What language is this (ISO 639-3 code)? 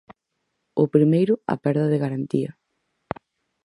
glg